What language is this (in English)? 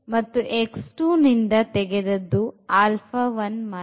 Kannada